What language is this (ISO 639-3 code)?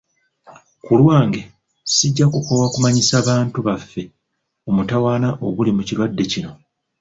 lug